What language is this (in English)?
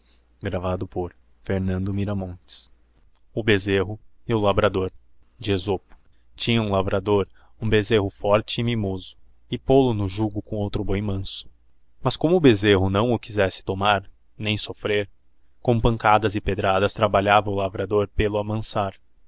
Portuguese